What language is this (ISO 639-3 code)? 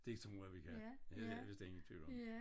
dan